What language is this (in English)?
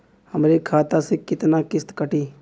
Bhojpuri